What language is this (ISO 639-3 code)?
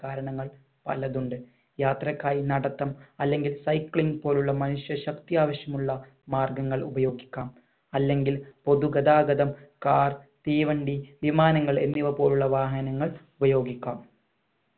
mal